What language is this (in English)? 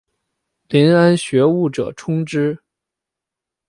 Chinese